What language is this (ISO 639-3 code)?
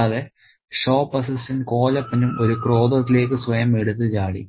mal